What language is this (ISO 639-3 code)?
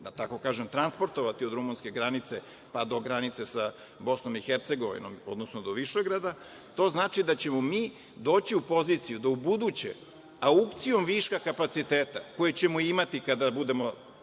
srp